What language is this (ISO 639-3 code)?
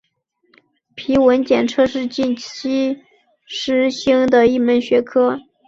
zho